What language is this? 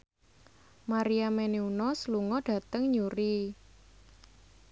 Javanese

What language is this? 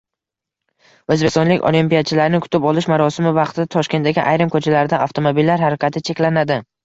Uzbek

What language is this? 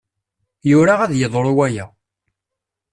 Kabyle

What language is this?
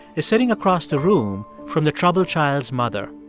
English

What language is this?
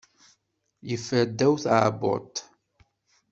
Kabyle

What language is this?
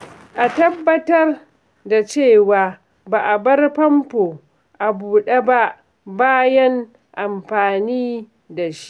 Hausa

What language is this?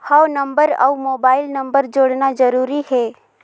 Chhattisgarhi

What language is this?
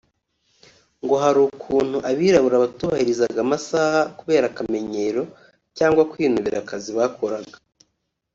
Kinyarwanda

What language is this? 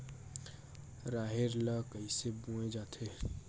Chhattisgarhi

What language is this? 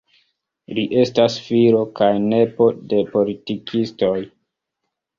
Esperanto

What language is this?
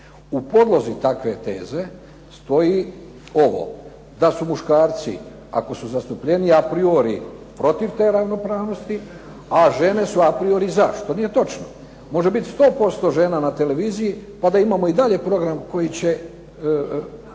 Croatian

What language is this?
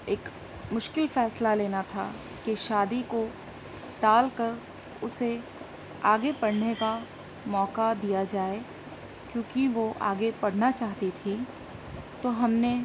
Urdu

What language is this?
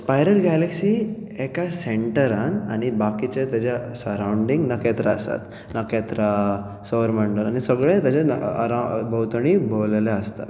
Konkani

